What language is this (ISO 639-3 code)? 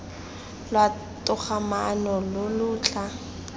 tsn